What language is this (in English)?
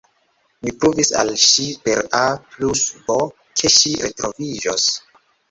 Esperanto